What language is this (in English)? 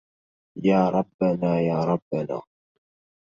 Arabic